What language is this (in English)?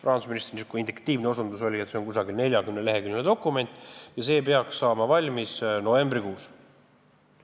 Estonian